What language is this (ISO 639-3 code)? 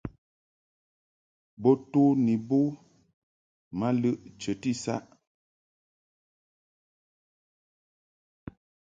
mhk